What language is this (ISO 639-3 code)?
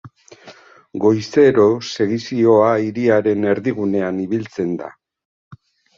eus